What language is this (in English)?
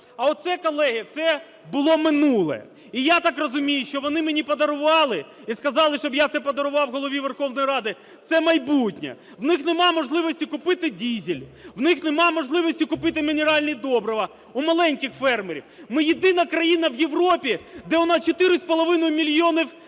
Ukrainian